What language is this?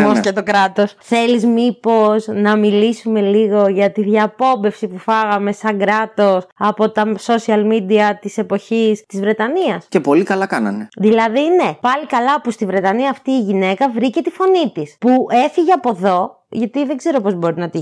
Greek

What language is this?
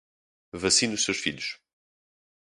Portuguese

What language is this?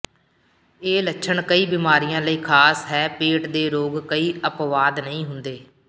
Punjabi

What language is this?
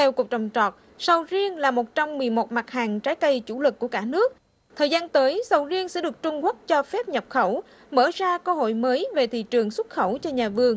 Vietnamese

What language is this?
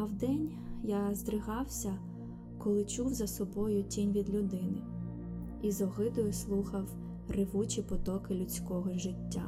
Ukrainian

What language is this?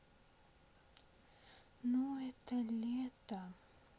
Russian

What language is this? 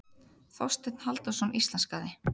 Icelandic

